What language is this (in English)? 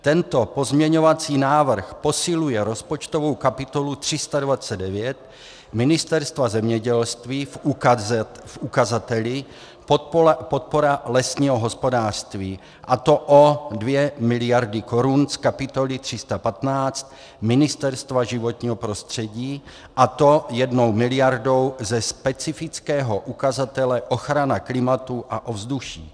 Czech